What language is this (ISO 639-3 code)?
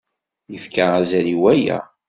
kab